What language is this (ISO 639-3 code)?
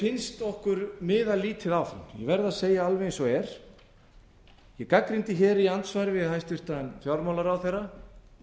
isl